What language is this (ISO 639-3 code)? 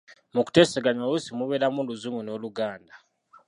lug